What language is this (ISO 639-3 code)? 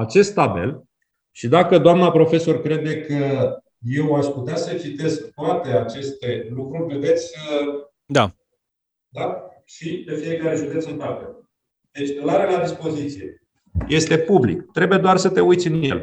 ron